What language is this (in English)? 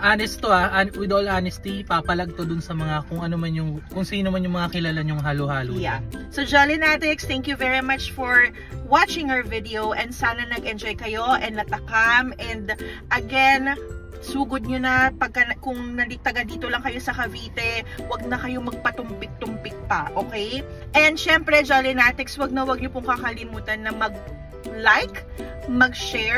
Filipino